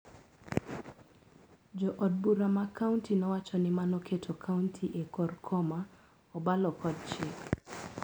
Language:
Luo (Kenya and Tanzania)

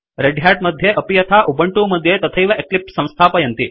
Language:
Sanskrit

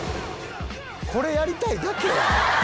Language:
Japanese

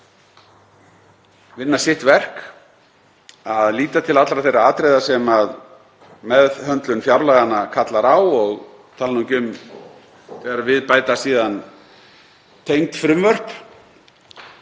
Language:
Icelandic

